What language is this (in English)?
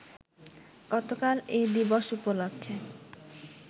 Bangla